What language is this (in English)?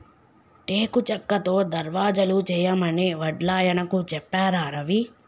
Telugu